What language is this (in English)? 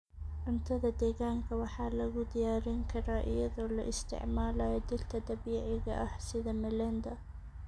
Somali